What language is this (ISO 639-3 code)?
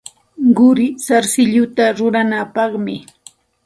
qxt